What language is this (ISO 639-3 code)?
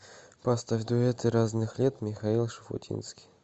rus